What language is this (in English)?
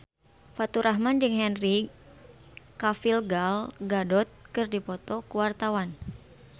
Sundanese